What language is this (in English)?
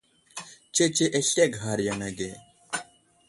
Wuzlam